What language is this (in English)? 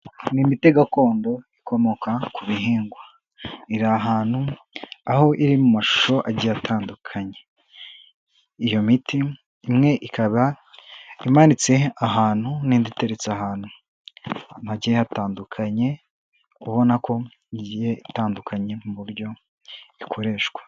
Kinyarwanda